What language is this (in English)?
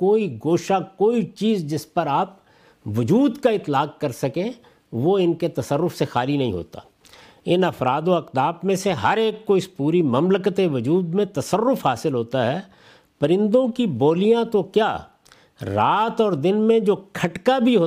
Urdu